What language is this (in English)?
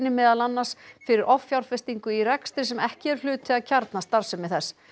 Icelandic